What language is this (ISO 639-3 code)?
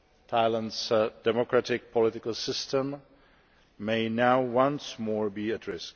eng